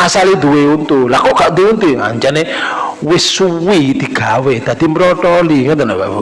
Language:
Indonesian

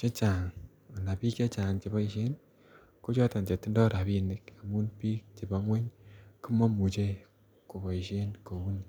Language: Kalenjin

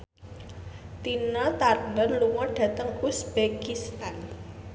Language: Javanese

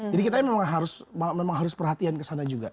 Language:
Indonesian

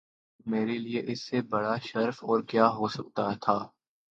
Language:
Urdu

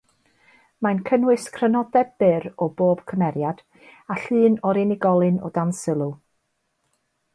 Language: Welsh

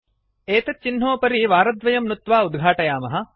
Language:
Sanskrit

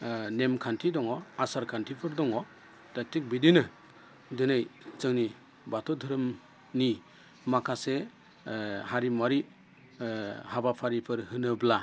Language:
Bodo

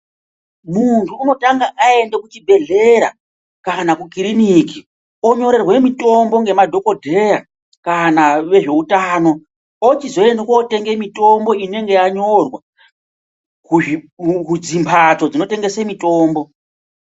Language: Ndau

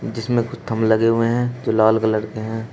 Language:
Hindi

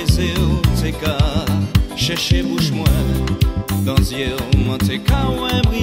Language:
Romanian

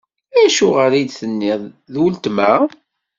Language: Kabyle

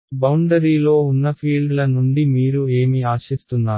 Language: Telugu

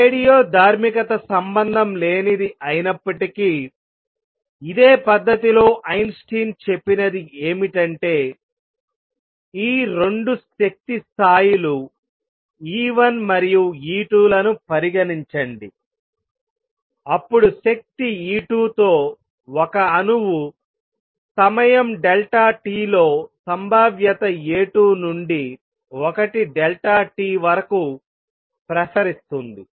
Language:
Telugu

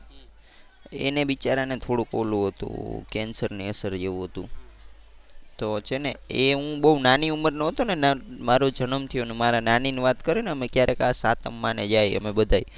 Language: Gujarati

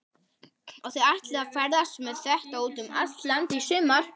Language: Icelandic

